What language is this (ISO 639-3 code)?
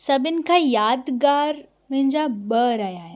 snd